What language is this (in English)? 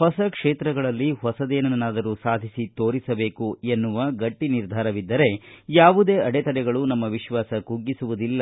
Kannada